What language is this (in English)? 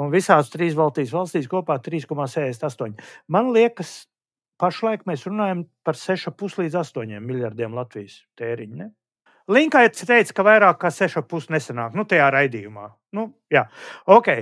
Latvian